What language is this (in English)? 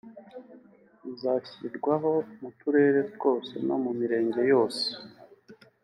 Kinyarwanda